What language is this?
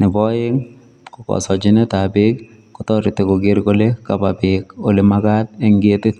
Kalenjin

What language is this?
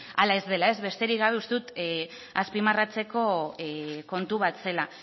Basque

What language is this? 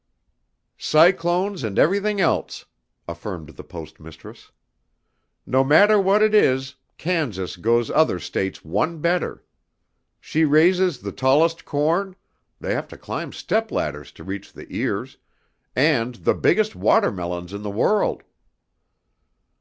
English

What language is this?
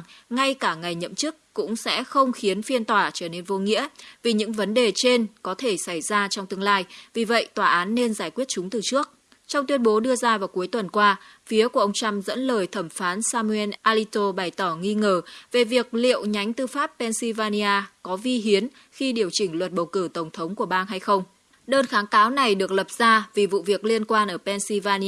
Vietnamese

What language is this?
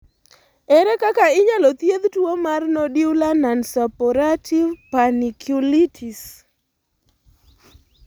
Luo (Kenya and Tanzania)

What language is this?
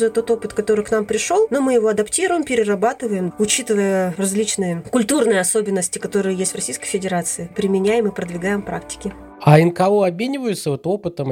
Russian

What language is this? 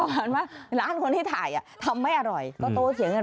Thai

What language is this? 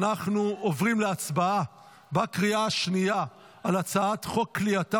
Hebrew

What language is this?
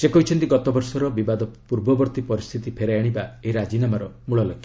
Odia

